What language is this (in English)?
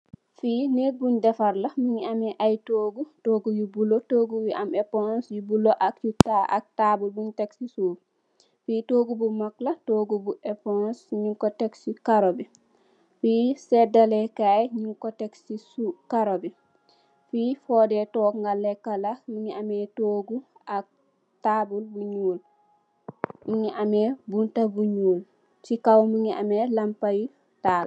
Wolof